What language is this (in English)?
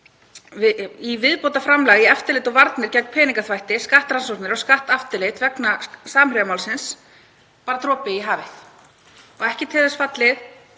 Icelandic